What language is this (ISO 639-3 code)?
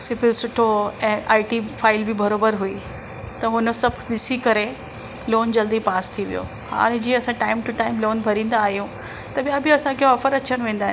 snd